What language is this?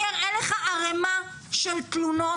Hebrew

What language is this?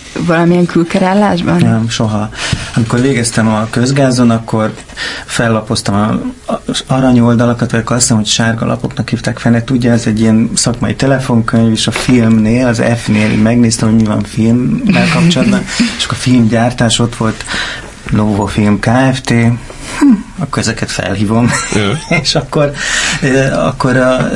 Hungarian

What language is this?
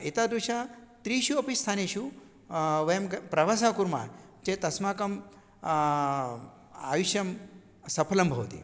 Sanskrit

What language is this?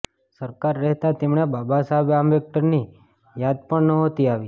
Gujarati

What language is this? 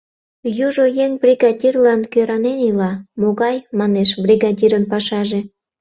Mari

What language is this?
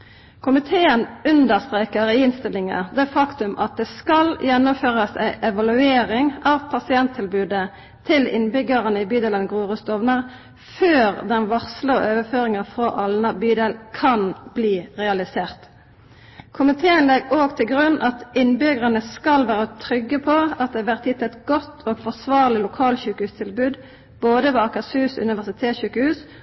Norwegian Nynorsk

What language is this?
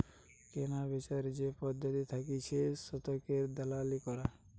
Bangla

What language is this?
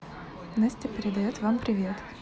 Russian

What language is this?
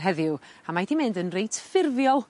Welsh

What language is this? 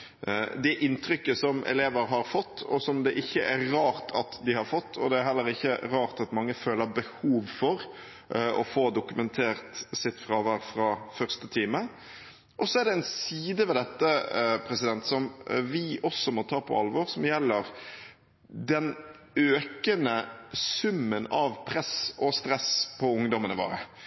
Norwegian Bokmål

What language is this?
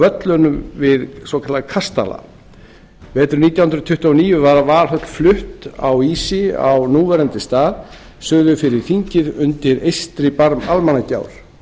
Icelandic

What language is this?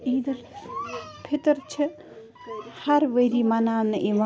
Kashmiri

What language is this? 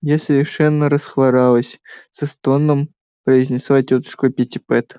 Russian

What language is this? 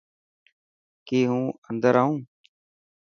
Dhatki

